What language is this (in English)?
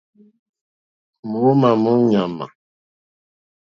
Mokpwe